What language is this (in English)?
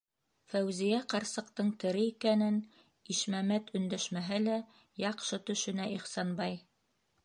Bashkir